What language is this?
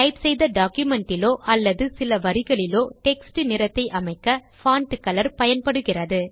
Tamil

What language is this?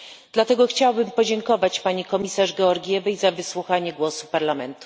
Polish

